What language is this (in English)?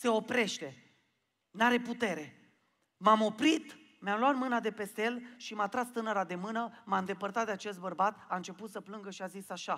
Romanian